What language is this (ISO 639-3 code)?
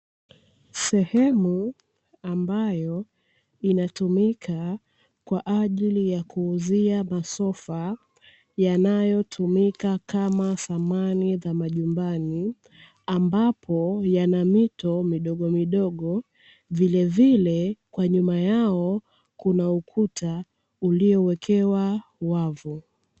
swa